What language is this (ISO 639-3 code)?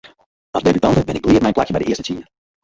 fry